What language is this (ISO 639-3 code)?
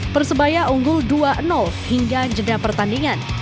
ind